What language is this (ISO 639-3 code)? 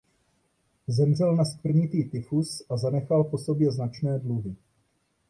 ces